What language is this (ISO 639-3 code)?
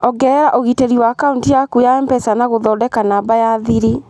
kik